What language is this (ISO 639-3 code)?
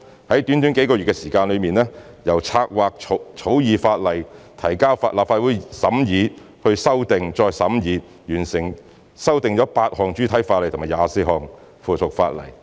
yue